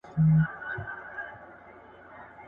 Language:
Pashto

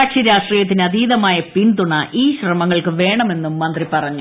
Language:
Malayalam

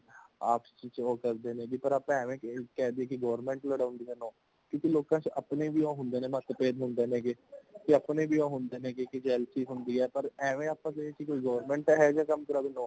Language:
Punjabi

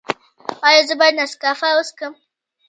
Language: Pashto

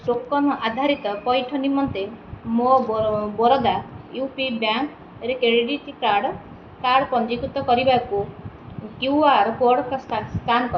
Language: Odia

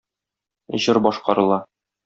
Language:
Tatar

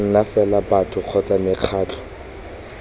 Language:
Tswana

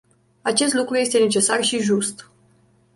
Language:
Romanian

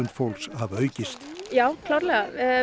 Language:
Icelandic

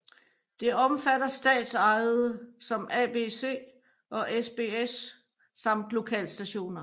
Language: Danish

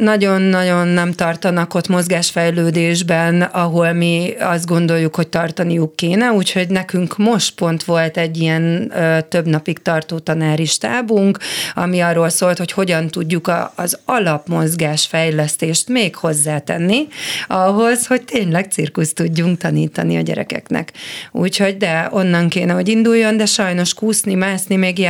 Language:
Hungarian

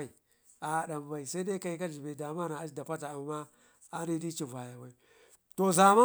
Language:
Ngizim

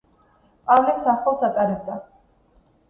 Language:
Georgian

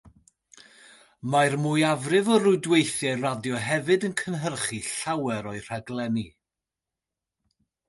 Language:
Welsh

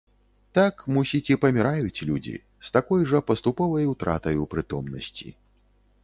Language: Belarusian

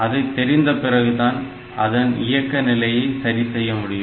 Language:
Tamil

